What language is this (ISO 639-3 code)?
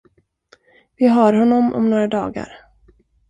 swe